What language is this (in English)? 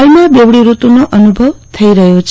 Gujarati